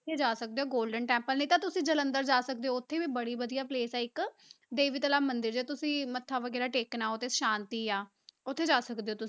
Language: Punjabi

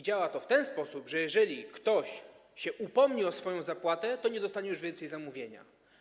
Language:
Polish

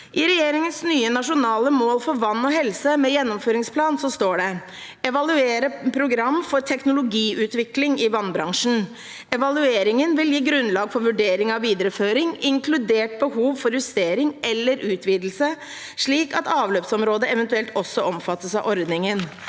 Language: Norwegian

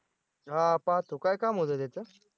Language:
Marathi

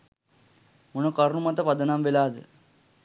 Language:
Sinhala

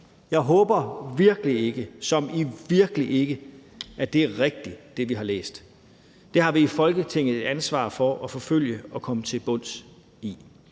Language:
Danish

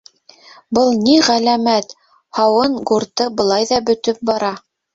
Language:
Bashkir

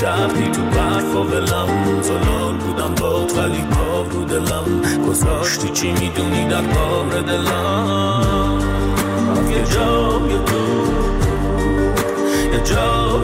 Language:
Persian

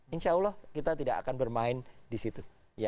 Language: Indonesian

